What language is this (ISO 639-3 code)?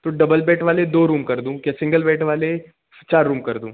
hin